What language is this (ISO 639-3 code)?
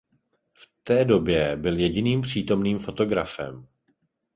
ces